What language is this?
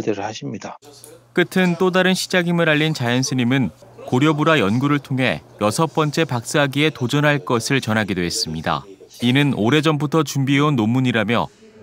Korean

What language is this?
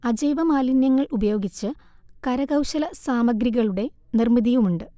Malayalam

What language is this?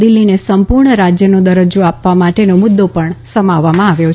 Gujarati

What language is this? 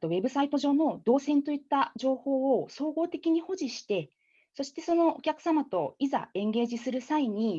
Japanese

